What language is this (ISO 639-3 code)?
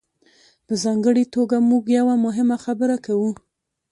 pus